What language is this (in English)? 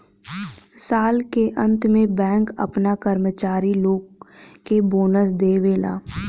Bhojpuri